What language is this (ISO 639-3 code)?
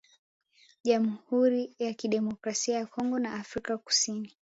swa